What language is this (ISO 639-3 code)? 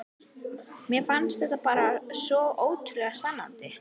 isl